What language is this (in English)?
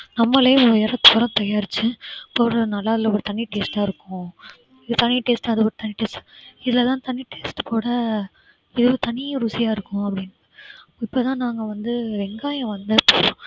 Tamil